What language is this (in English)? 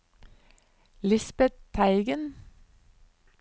Norwegian